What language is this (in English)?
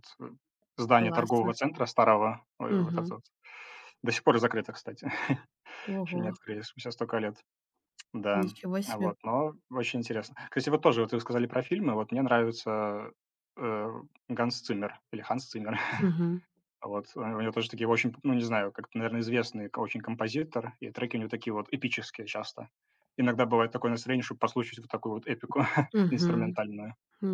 Russian